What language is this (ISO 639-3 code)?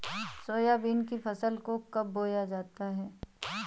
hin